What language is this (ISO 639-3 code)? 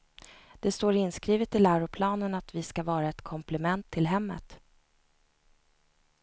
swe